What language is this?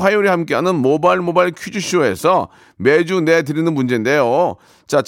Korean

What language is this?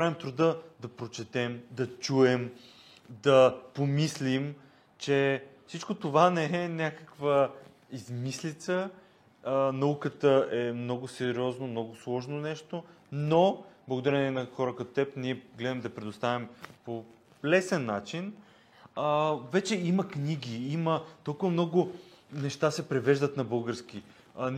Bulgarian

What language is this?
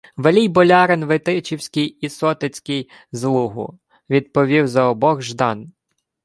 Ukrainian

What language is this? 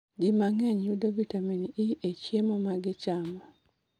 Luo (Kenya and Tanzania)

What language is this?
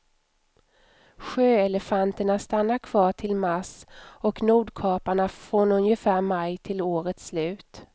Swedish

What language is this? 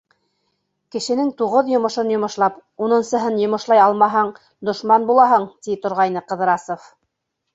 Bashkir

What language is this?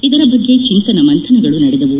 Kannada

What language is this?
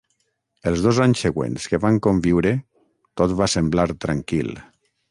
Catalan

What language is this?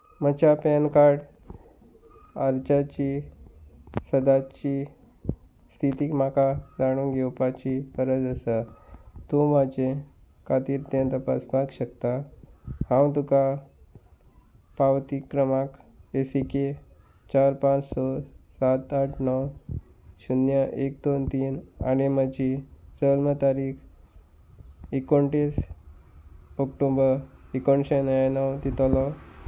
Konkani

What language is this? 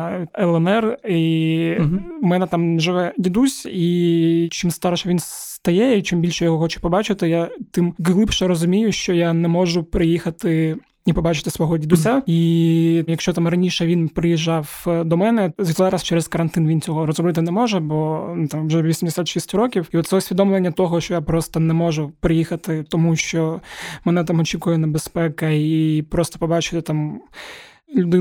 Ukrainian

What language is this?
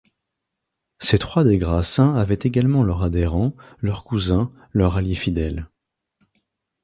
French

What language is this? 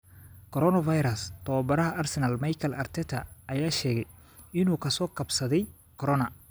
Somali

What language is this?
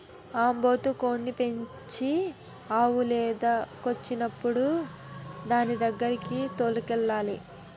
Telugu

